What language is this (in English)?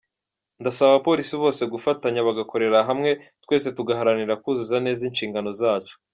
Kinyarwanda